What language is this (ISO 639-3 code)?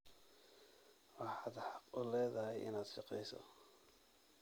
som